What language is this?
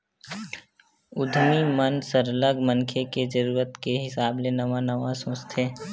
Chhattisgarhi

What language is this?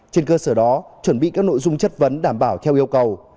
Vietnamese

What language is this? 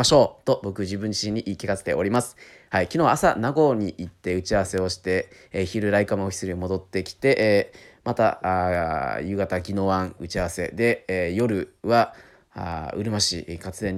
Japanese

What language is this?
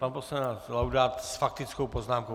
Czech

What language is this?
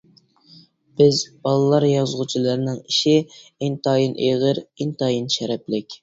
Uyghur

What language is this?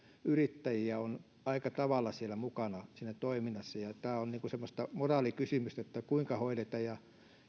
Finnish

